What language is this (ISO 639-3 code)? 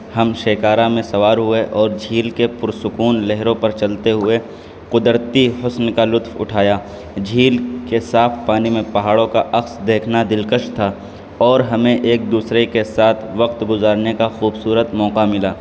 urd